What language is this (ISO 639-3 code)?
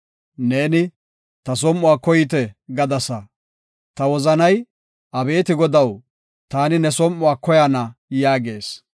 gof